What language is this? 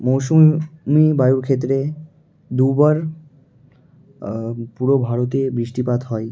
Bangla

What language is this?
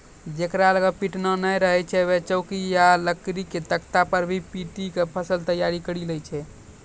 Maithili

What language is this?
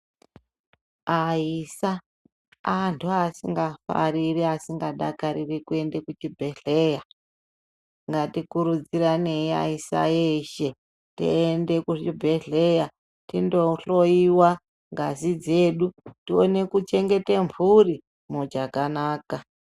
Ndau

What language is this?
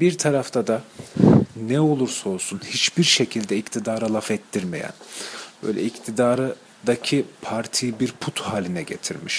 Turkish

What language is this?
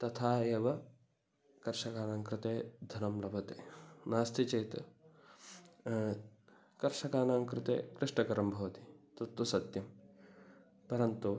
Sanskrit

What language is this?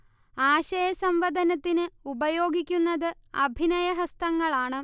Malayalam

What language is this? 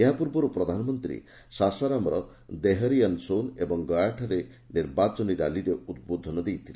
Odia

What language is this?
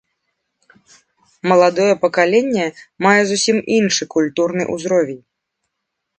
Belarusian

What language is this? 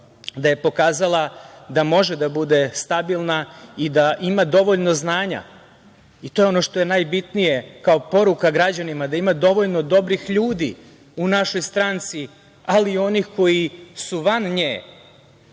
Serbian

